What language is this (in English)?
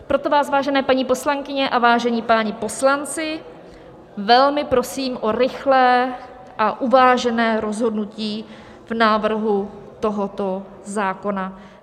Czech